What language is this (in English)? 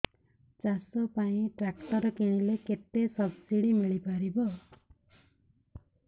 Odia